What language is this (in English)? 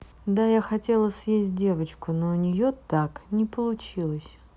Russian